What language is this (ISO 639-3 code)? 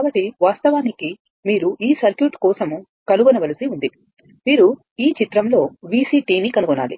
tel